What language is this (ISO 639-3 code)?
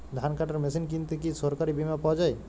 ben